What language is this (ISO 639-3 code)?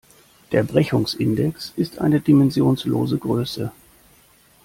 deu